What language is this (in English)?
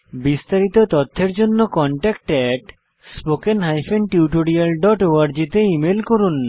Bangla